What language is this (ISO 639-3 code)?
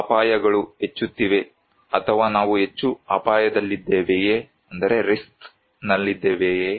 kan